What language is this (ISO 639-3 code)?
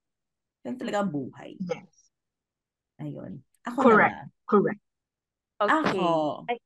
fil